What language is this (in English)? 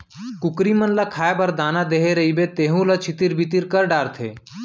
Chhattisgarhi